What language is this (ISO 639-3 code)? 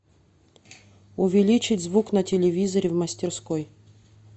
rus